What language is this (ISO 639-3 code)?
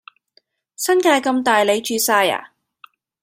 yue